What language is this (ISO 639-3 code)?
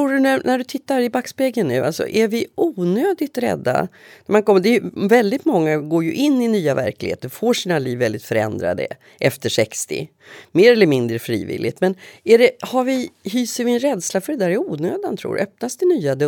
swe